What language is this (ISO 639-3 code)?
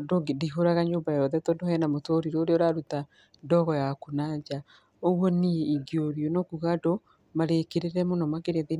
kik